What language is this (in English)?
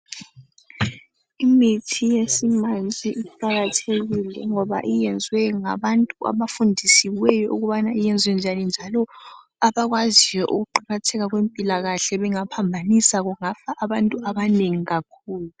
North Ndebele